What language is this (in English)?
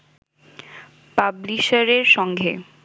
Bangla